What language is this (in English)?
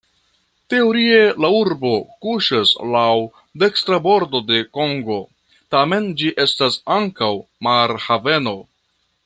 Esperanto